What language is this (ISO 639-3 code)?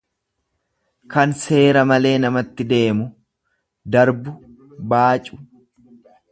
orm